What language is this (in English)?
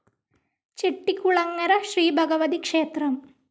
Malayalam